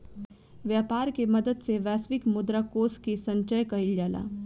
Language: Bhojpuri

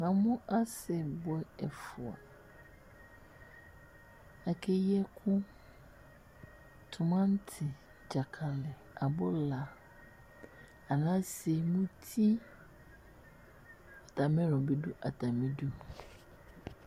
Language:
Ikposo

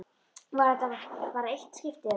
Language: Icelandic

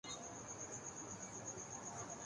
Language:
Urdu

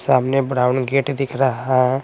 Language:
Hindi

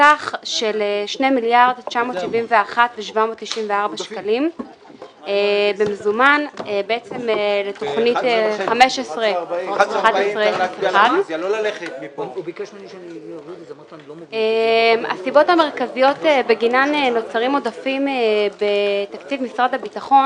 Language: Hebrew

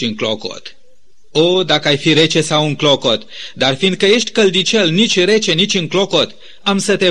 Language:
Romanian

